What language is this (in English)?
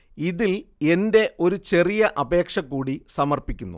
Malayalam